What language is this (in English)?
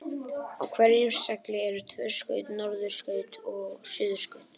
Icelandic